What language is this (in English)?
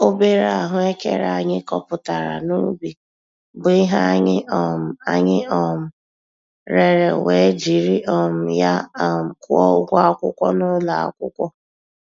Igbo